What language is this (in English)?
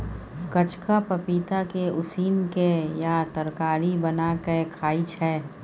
Maithili